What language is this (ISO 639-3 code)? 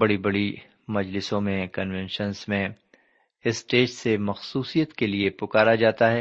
urd